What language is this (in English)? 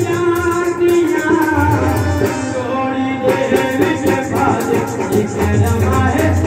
Arabic